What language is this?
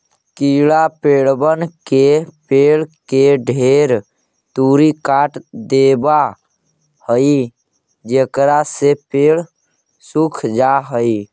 Magahi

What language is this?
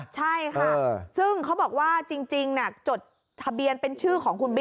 Thai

